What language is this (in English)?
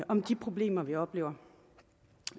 Danish